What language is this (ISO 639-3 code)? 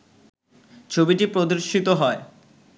ben